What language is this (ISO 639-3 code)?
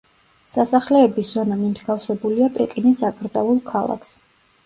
kat